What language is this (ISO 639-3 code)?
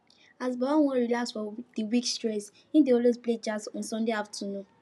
pcm